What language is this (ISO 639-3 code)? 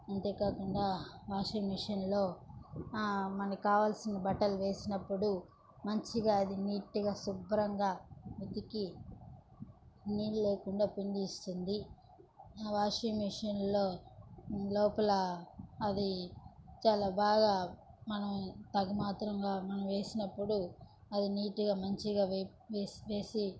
tel